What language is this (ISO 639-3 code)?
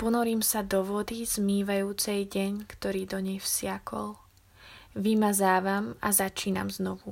slk